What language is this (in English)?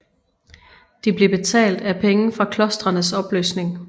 Danish